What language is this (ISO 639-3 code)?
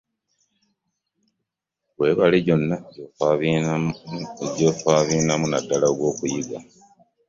lug